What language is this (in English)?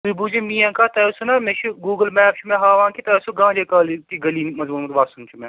Kashmiri